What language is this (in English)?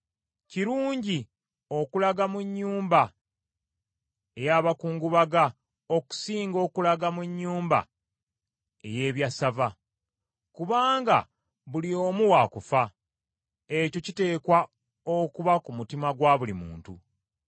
Ganda